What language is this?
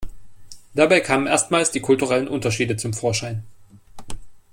German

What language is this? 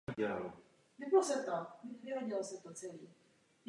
Czech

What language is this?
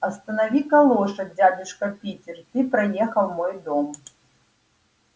Russian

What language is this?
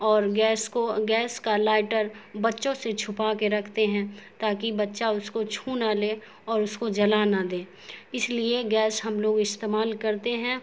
Urdu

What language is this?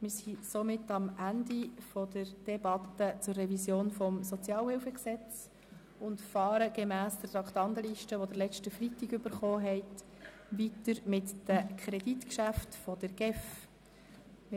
Swiss German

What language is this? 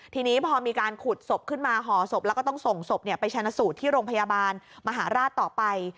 Thai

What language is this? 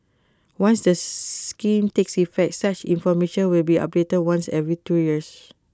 English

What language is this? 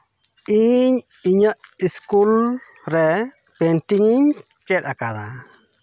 Santali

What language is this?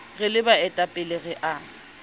Southern Sotho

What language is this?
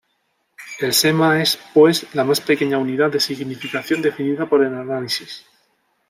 Spanish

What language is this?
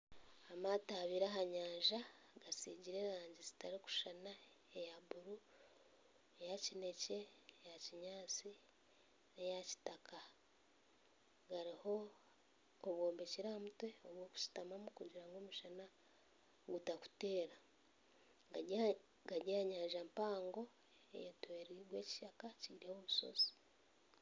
Nyankole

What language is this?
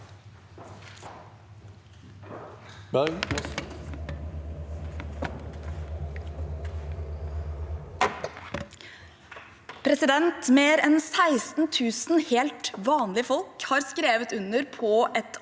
Norwegian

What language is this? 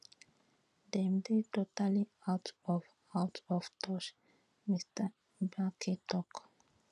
Nigerian Pidgin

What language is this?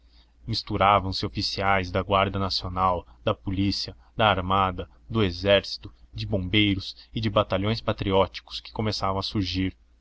Portuguese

